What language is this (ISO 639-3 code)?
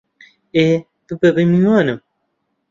ckb